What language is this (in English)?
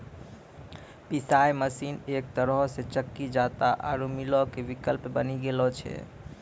Maithili